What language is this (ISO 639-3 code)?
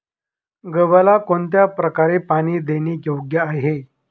mar